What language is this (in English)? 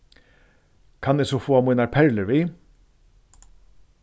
Faroese